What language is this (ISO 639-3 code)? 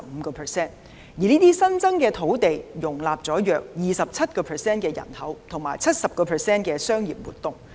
yue